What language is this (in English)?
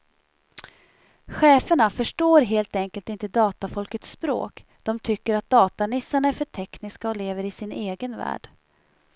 Swedish